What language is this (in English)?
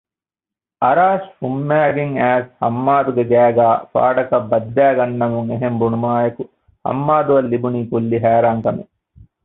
Divehi